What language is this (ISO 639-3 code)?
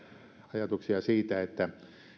fin